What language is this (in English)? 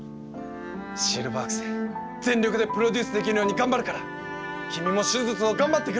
Japanese